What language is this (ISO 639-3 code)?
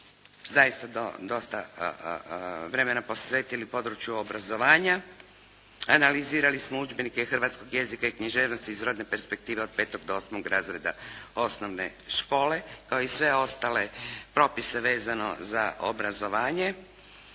hrv